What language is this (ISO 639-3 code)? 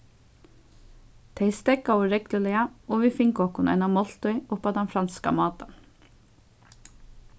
fao